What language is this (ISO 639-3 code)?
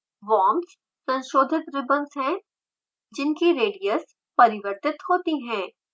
hin